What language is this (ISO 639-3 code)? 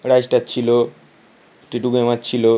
ben